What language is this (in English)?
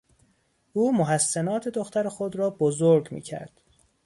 Persian